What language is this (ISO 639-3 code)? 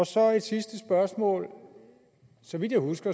dan